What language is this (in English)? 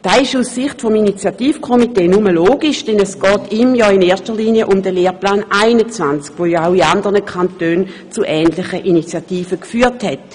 Swiss German